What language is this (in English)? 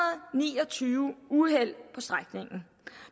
Danish